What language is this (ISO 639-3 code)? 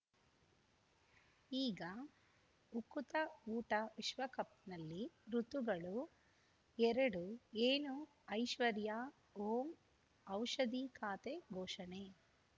kan